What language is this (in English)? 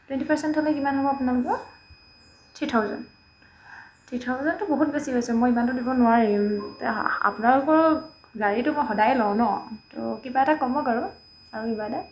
Assamese